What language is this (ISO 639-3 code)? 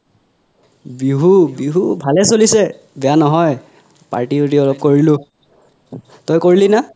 asm